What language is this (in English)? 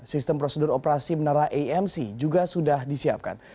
Indonesian